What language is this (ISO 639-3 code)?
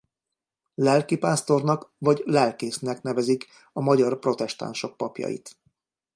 hun